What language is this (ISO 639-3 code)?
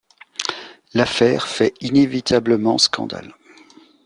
fra